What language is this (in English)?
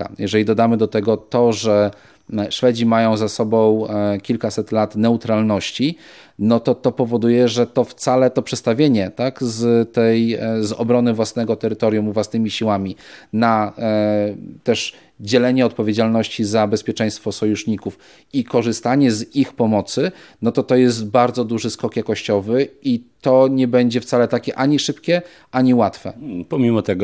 Polish